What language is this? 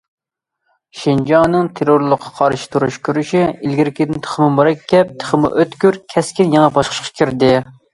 Uyghur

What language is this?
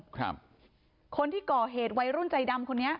Thai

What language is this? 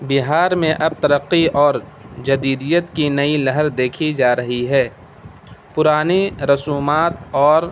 Urdu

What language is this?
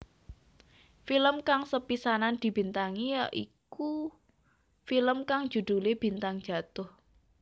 Javanese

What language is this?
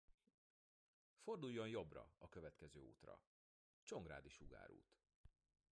Hungarian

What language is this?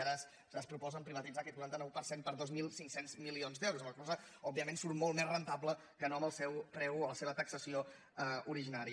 Catalan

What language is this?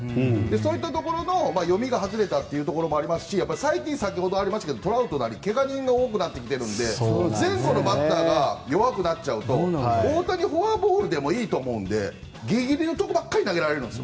Japanese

